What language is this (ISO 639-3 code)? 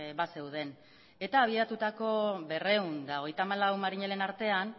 eus